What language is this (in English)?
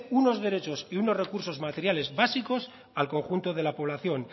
Spanish